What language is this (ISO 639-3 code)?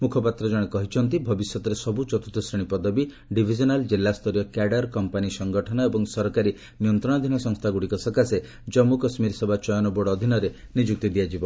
ori